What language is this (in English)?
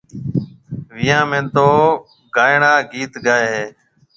Marwari (Pakistan)